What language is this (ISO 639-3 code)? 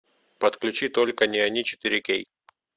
rus